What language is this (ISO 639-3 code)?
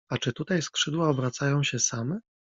pol